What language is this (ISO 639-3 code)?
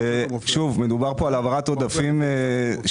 heb